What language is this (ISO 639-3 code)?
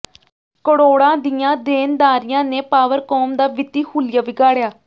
pan